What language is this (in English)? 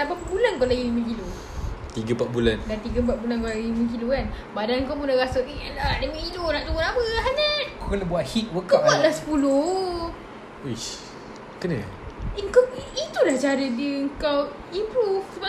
Malay